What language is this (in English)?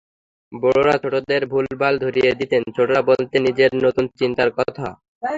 Bangla